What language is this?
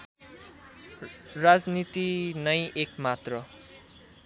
Nepali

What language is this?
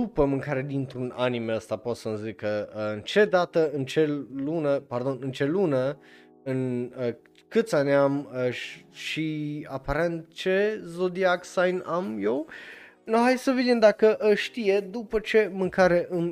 Romanian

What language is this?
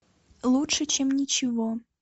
Russian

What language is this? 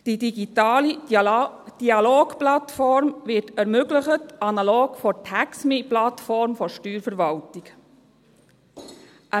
Swiss German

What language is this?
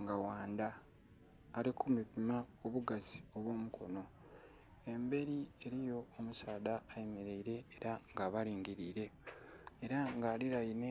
Soga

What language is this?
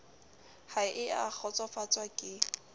Southern Sotho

